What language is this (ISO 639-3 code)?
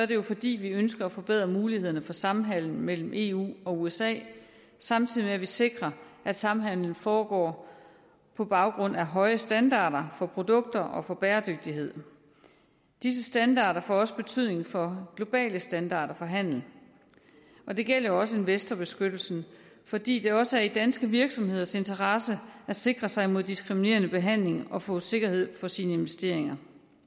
dan